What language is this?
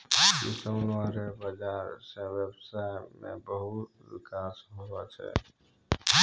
Maithili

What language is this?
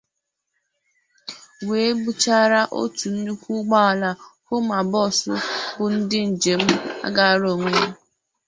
Igbo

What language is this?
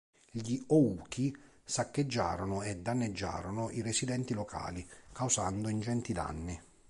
Italian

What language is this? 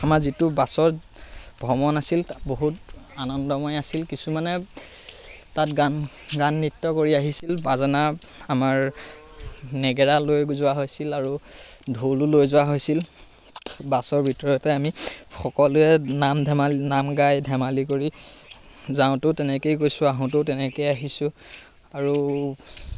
Assamese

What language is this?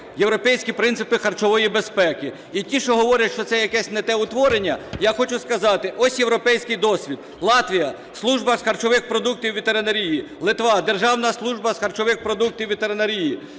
Ukrainian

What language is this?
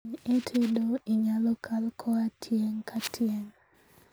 Luo (Kenya and Tanzania)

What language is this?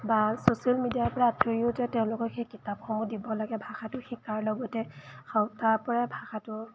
Assamese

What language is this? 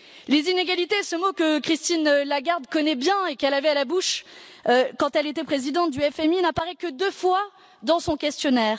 French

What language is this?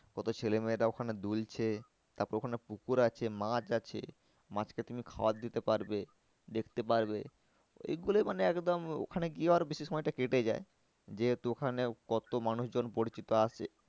Bangla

